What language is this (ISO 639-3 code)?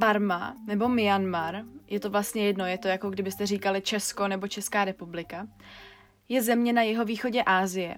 ces